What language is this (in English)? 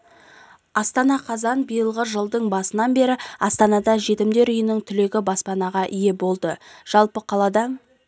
Kazakh